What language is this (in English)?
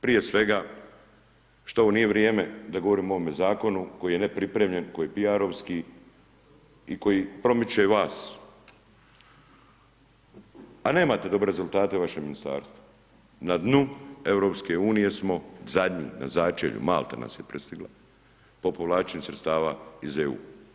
Croatian